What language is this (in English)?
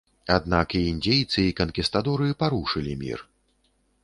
Belarusian